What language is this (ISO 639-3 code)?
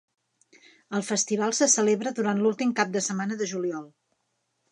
cat